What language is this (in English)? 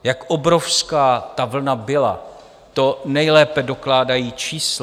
Czech